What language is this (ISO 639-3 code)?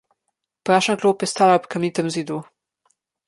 slv